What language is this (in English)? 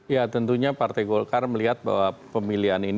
Indonesian